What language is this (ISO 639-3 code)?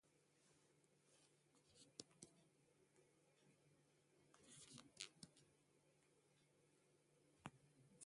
fas